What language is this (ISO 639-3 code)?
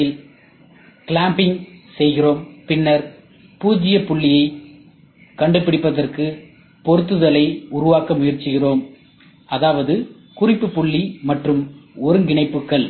tam